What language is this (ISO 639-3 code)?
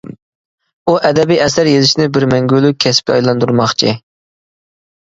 uig